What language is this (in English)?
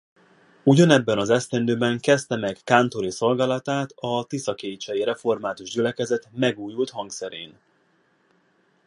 Hungarian